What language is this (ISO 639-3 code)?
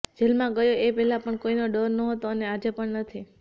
guj